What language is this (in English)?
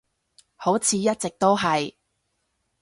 Cantonese